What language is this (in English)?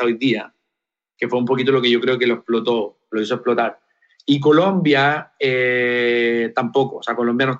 Spanish